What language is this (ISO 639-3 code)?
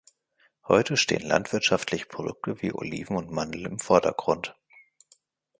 deu